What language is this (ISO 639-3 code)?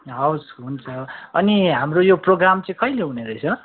nep